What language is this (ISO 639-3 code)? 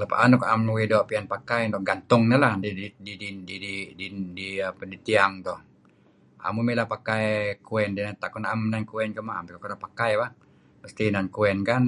kzi